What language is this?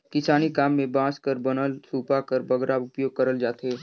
Chhattisgarhi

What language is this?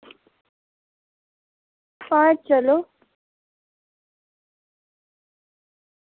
Dogri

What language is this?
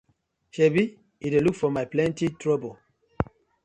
Nigerian Pidgin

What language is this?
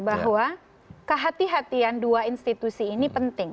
Indonesian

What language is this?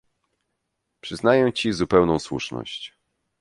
Polish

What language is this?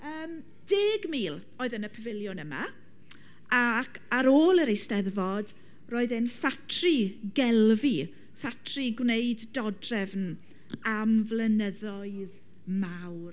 Welsh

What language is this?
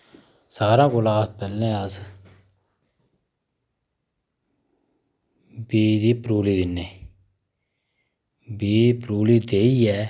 Dogri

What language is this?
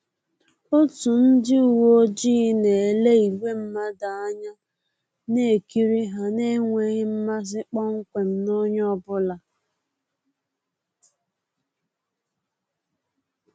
Igbo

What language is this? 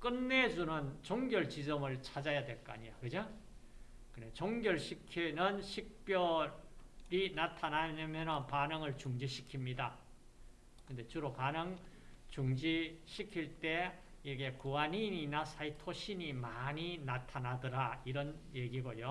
Korean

